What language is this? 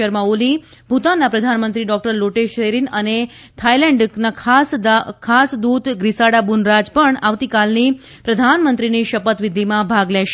Gujarati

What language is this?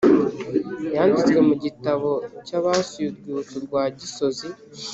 Kinyarwanda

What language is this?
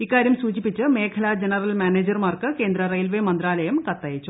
Malayalam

